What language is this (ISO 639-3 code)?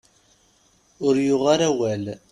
kab